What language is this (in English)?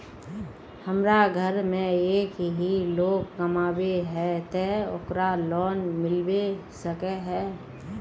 Magahi